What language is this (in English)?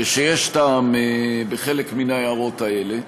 Hebrew